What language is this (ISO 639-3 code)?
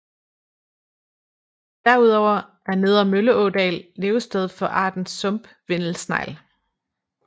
dan